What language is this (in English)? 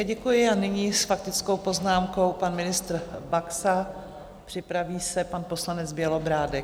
Czech